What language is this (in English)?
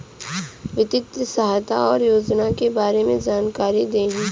Bhojpuri